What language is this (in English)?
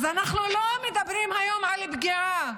Hebrew